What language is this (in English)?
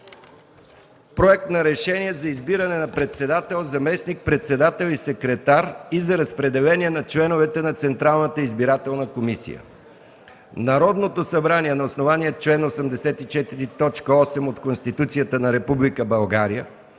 Bulgarian